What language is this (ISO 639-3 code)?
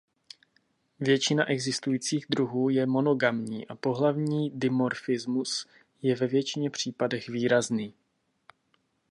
ces